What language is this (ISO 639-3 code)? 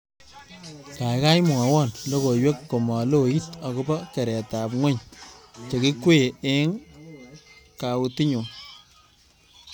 kln